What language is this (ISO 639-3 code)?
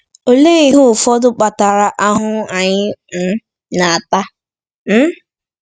ibo